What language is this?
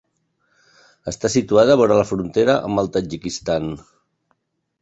Catalan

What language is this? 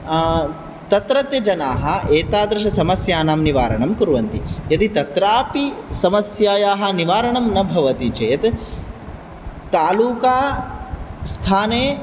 Sanskrit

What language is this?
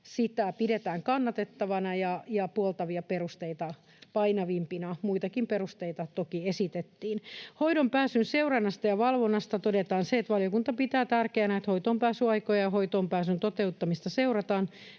Finnish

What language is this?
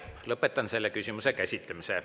Estonian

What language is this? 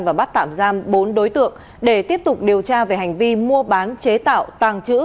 Vietnamese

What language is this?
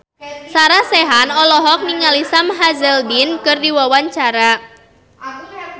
Sundanese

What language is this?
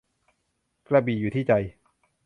Thai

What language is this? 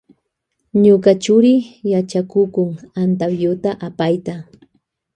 Loja Highland Quichua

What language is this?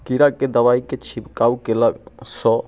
Maithili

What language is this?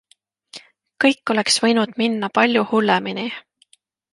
Estonian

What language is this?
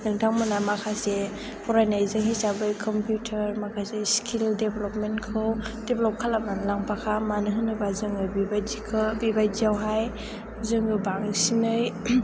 Bodo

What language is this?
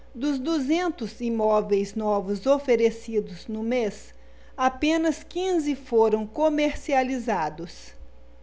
Portuguese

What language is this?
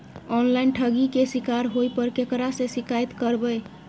Maithili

